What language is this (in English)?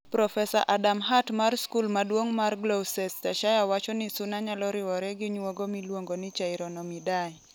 Luo (Kenya and Tanzania)